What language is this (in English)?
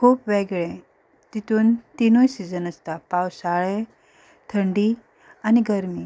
Konkani